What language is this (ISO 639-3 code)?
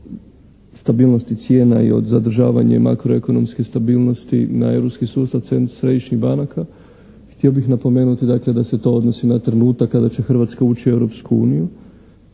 hrv